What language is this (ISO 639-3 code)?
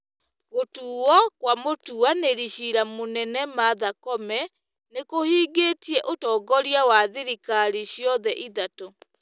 kik